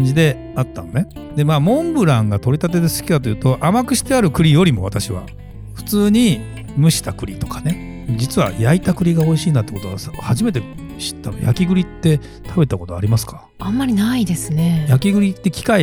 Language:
Japanese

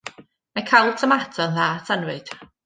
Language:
Welsh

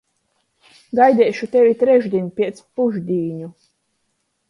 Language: Latgalian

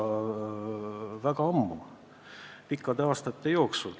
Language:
Estonian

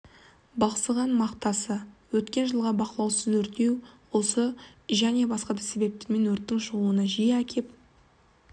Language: Kazakh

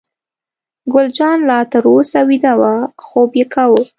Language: Pashto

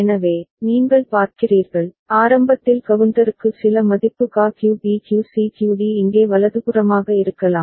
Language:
Tamil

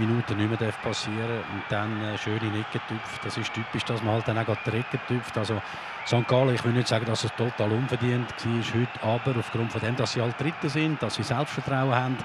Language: German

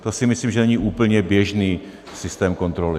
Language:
Czech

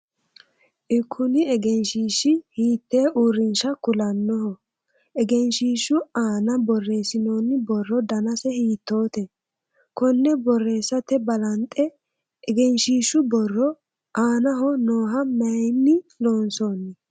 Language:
Sidamo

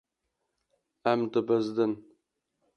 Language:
Kurdish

